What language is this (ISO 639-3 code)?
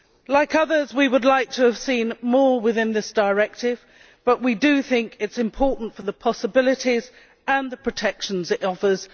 eng